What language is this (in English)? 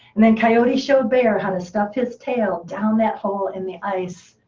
English